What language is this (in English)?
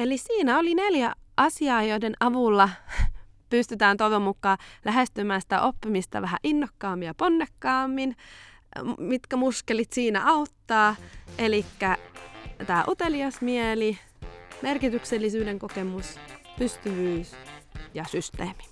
Finnish